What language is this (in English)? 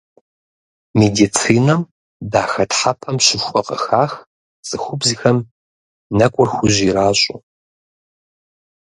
Kabardian